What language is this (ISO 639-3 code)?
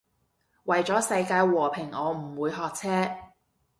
yue